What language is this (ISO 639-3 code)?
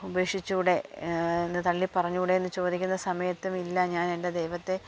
mal